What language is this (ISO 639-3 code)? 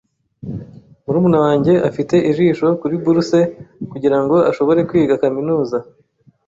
kin